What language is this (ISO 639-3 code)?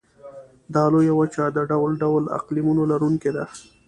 pus